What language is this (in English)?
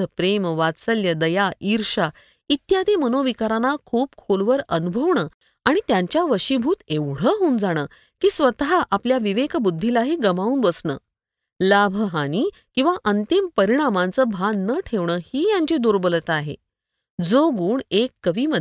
Marathi